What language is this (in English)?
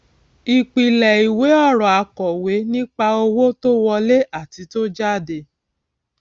Yoruba